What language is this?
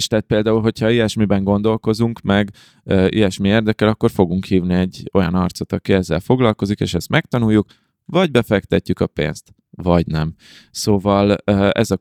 Hungarian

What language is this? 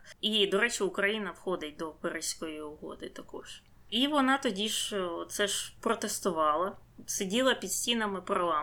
Ukrainian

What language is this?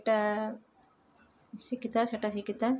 Odia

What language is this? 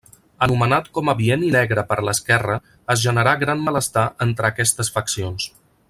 Catalan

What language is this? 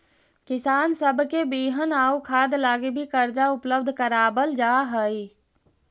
Magahi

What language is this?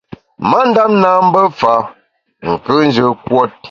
Bamun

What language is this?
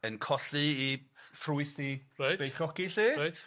Welsh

